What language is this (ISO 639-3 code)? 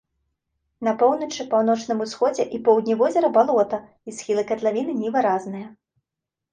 bel